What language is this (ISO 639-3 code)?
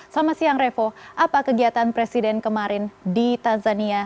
ind